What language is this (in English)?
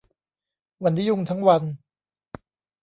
Thai